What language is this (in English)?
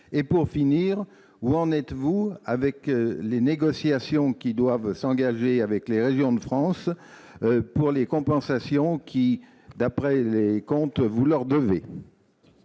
French